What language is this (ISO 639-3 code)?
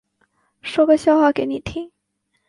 zho